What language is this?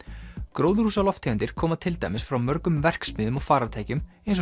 Icelandic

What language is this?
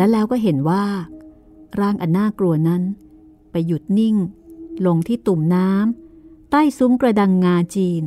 Thai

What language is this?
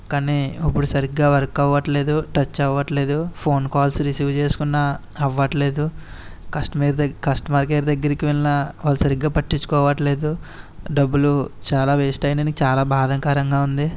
Telugu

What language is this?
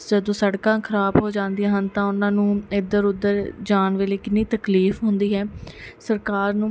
Punjabi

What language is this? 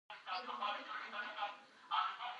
Pashto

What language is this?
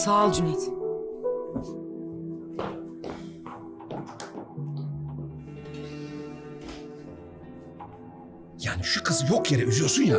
Turkish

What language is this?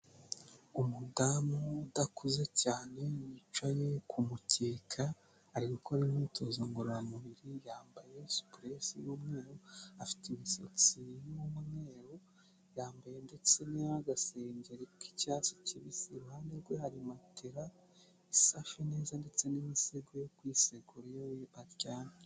Kinyarwanda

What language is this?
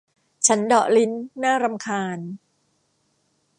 Thai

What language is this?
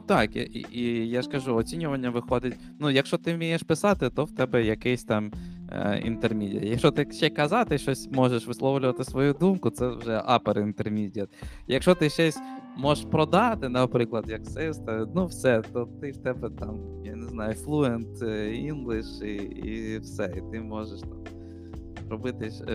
Ukrainian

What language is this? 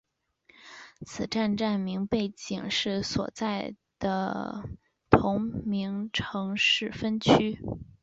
Chinese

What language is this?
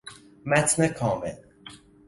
Persian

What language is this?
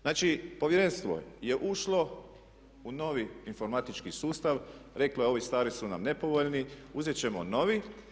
Croatian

